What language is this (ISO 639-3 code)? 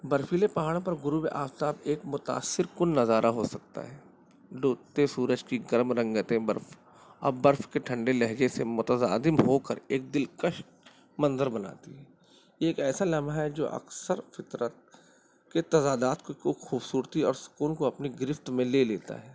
urd